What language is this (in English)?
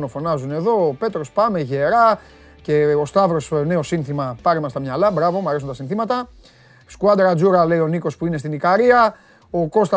Greek